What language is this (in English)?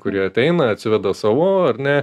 Lithuanian